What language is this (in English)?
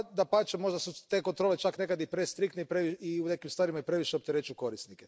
Croatian